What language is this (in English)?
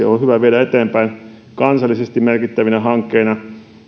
Finnish